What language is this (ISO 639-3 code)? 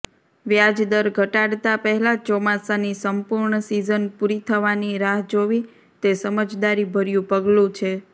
guj